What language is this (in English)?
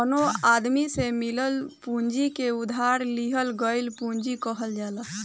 Bhojpuri